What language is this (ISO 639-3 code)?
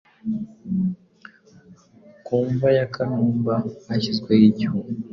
kin